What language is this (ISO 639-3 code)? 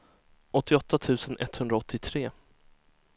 swe